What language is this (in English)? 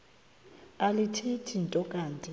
Xhosa